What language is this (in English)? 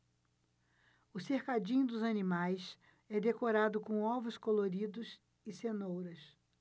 Portuguese